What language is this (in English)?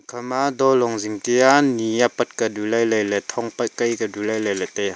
Wancho Naga